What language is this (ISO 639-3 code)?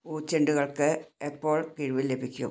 mal